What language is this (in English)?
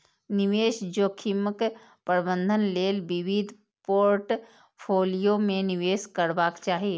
Maithili